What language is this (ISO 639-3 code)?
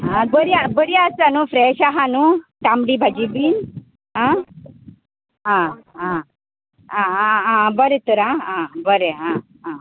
kok